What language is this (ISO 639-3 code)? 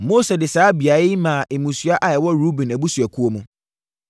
aka